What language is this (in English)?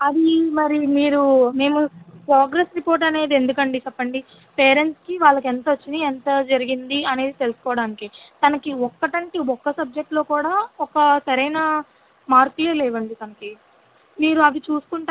Telugu